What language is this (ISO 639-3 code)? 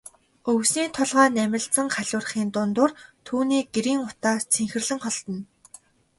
mon